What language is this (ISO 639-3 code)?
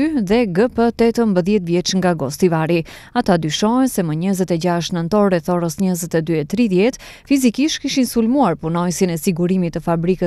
ron